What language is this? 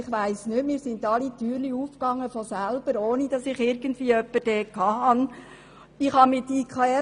Swiss German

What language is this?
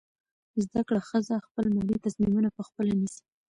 Pashto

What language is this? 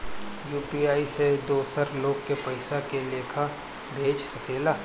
Bhojpuri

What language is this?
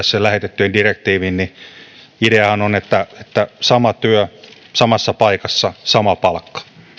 Finnish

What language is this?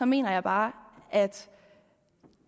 Danish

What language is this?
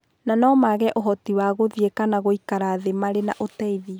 Kikuyu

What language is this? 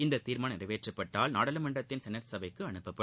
Tamil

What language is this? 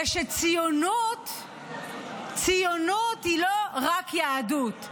Hebrew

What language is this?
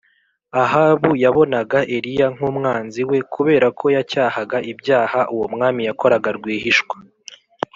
Kinyarwanda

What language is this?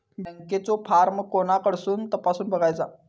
Marathi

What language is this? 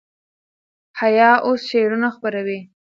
Pashto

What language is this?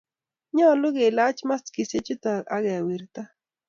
Kalenjin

